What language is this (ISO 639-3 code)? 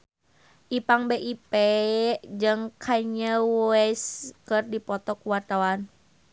sun